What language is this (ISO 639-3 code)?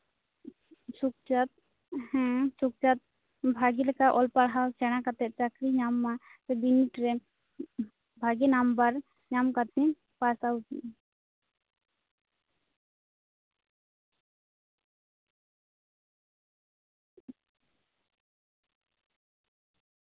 sat